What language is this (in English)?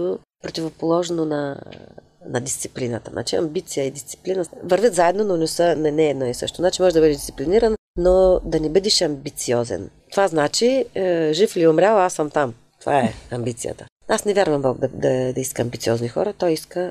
Bulgarian